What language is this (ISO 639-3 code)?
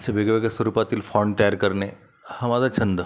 mar